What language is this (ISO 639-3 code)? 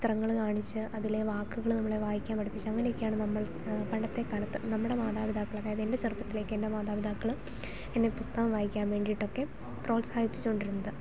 mal